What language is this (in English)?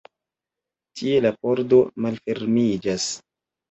Esperanto